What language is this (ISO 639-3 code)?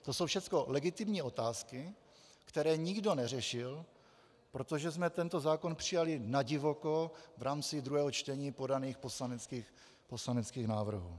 ces